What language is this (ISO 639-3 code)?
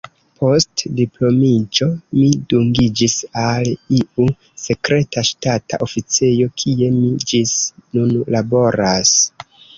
epo